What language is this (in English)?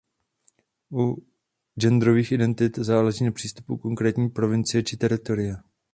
Czech